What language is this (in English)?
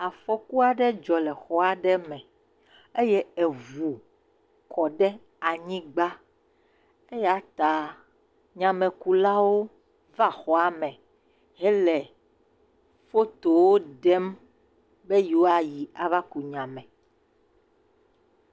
Ewe